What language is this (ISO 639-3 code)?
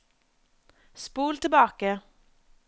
nor